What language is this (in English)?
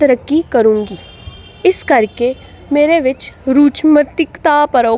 Punjabi